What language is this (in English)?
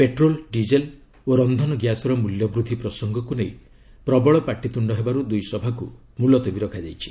Odia